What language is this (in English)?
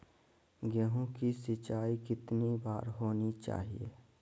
Magahi